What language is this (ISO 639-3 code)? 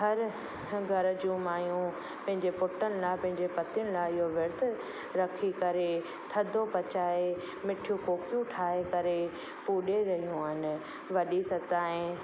snd